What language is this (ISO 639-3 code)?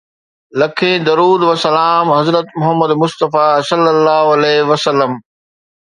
snd